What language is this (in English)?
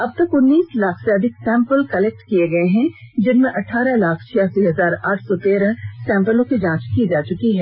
Hindi